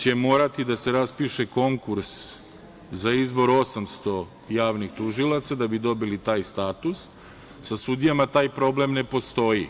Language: Serbian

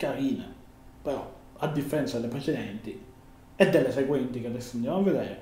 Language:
Italian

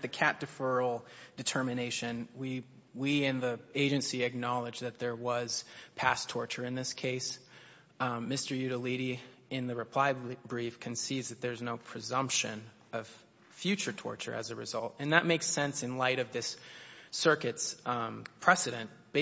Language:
English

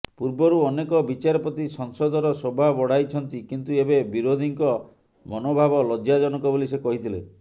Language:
Odia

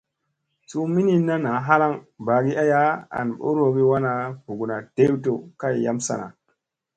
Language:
Musey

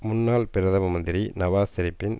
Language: Tamil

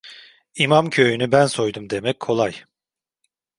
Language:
Turkish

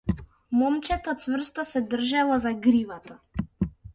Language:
Macedonian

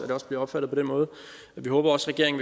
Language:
Danish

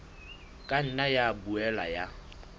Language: Southern Sotho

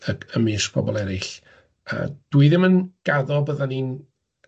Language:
Welsh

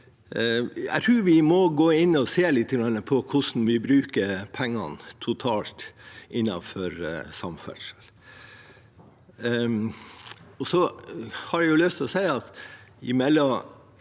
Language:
Norwegian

